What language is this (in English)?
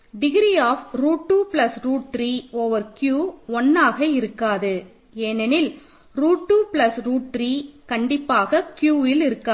Tamil